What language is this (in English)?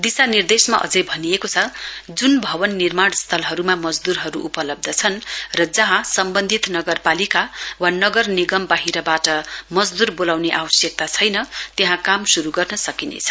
Nepali